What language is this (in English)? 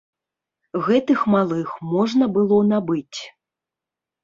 Belarusian